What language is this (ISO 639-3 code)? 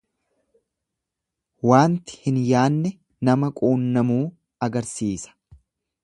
orm